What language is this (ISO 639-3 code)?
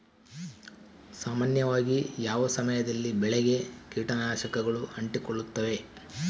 kan